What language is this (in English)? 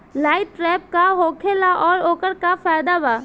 Bhojpuri